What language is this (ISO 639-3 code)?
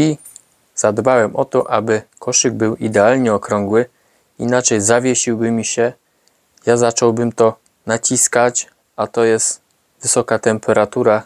pol